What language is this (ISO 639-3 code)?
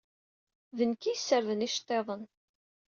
kab